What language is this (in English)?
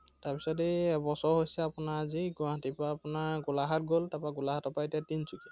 Assamese